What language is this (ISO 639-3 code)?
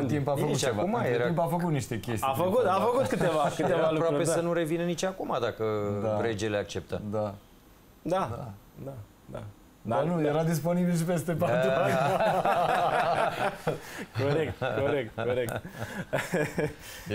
ron